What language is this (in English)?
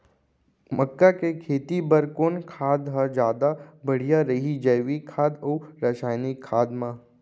Chhattisgarhi